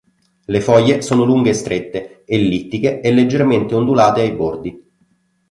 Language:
Italian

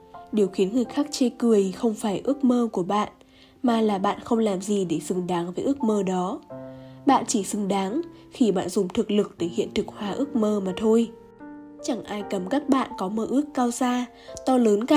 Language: Vietnamese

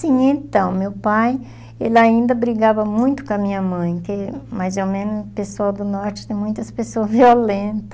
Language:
Portuguese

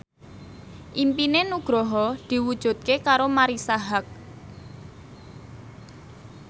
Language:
Javanese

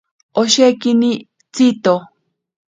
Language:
Ashéninka Perené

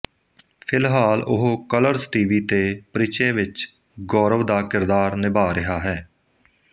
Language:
Punjabi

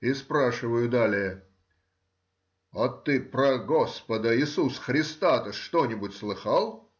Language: Russian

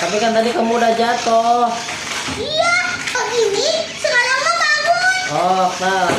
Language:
Indonesian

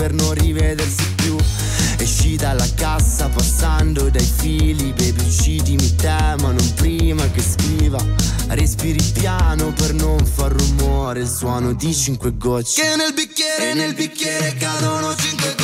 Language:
Italian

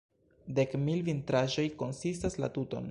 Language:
Esperanto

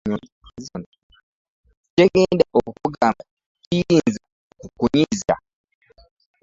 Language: Ganda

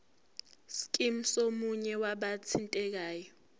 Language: Zulu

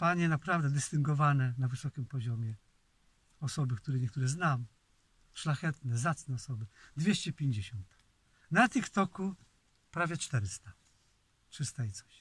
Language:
Polish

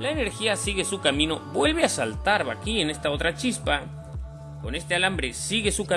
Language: Spanish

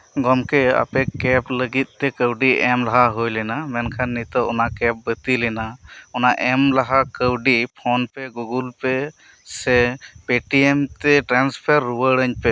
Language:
Santali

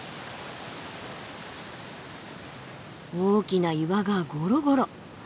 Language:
Japanese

